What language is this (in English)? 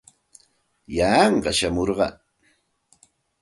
Santa Ana de Tusi Pasco Quechua